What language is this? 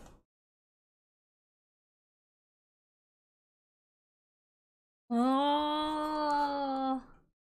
Spanish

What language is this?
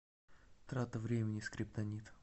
Russian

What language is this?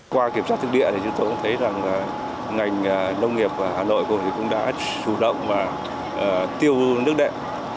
Vietnamese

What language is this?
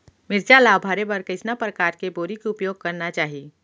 Chhattisgarhi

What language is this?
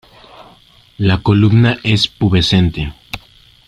Spanish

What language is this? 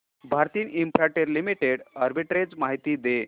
Marathi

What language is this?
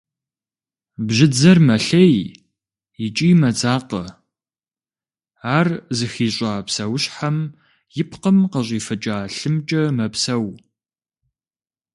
Kabardian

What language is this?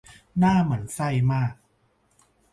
Thai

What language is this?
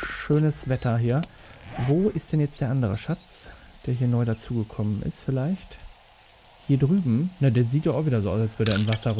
German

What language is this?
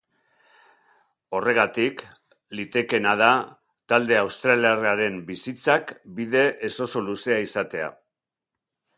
Basque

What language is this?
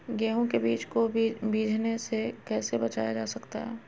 Magahi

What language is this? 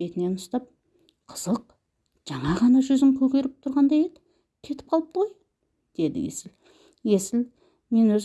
Turkish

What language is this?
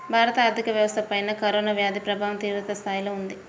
Telugu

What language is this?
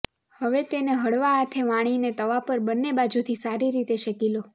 Gujarati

